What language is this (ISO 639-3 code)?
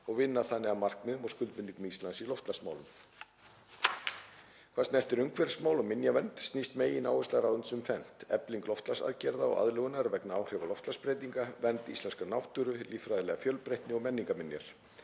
isl